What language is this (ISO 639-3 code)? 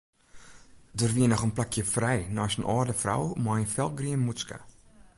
fry